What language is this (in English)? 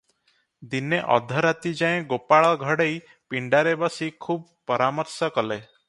Odia